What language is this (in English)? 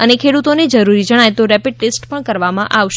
Gujarati